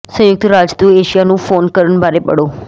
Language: Punjabi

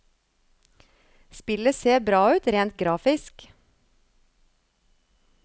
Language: Norwegian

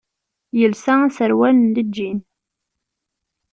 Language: Kabyle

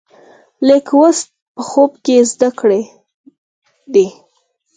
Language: Pashto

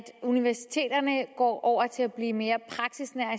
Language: Danish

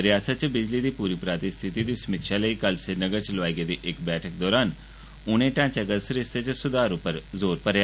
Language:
Dogri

